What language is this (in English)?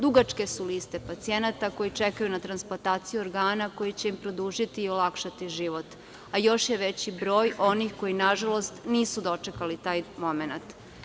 Serbian